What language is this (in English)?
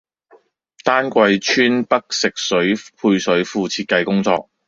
Cantonese